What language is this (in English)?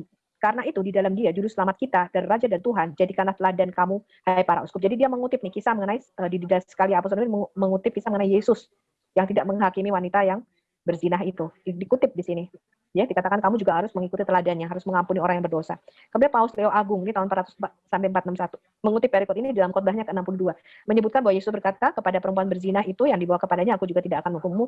Indonesian